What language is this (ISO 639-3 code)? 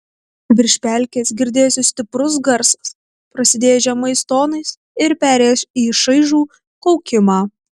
lit